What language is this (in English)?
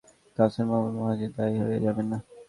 Bangla